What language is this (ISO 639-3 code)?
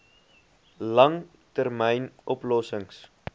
afr